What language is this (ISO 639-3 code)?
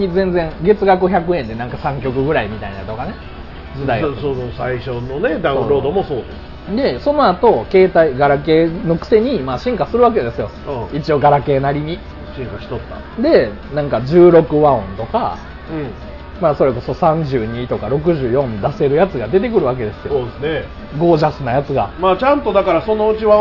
jpn